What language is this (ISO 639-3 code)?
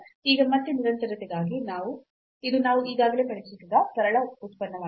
kan